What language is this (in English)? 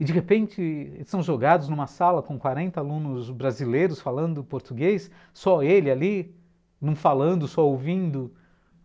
Portuguese